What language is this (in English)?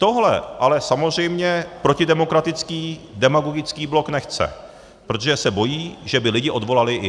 Czech